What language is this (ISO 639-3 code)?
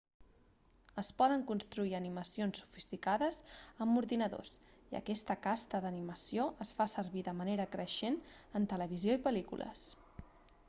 cat